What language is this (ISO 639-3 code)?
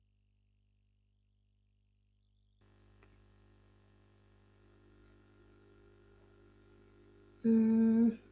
pan